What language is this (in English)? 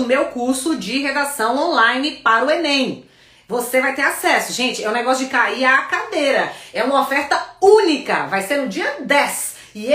Portuguese